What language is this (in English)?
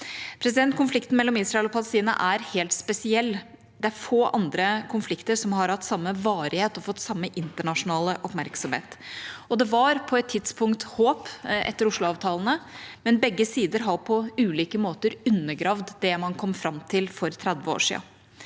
Norwegian